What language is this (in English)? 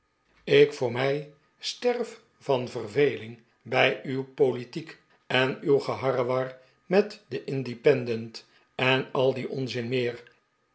Dutch